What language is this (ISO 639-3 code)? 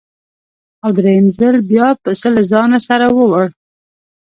pus